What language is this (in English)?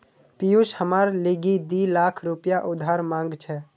Magahi